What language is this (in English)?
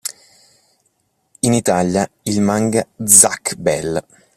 Italian